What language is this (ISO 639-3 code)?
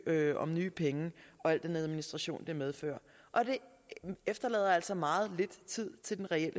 dan